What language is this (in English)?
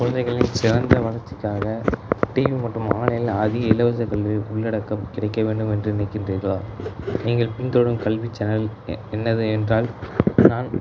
Tamil